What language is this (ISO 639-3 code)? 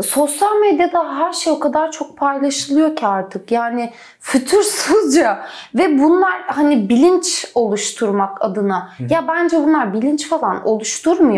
tur